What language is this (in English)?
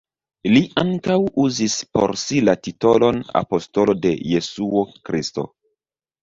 Esperanto